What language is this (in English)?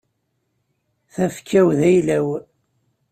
Kabyle